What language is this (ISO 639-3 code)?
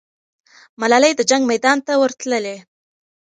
pus